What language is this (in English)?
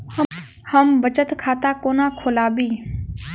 Maithili